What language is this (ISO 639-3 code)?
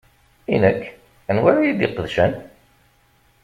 kab